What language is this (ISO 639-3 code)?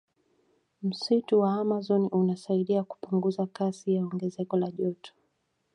swa